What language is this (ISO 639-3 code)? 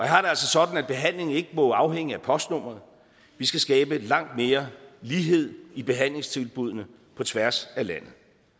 dan